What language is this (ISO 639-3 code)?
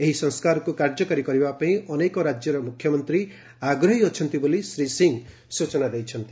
ori